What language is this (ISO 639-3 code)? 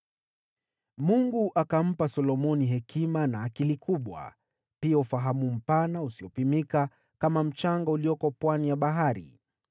swa